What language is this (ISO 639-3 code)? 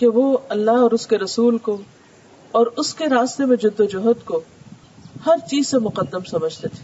urd